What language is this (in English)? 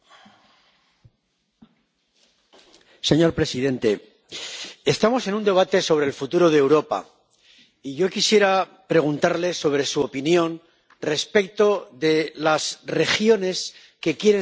Spanish